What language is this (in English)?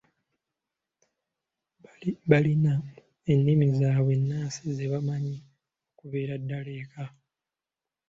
Ganda